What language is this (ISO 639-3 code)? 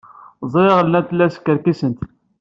kab